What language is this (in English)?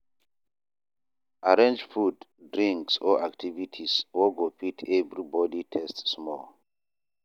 Nigerian Pidgin